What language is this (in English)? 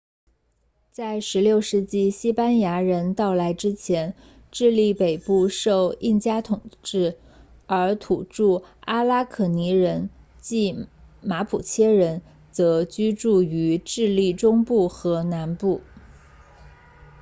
Chinese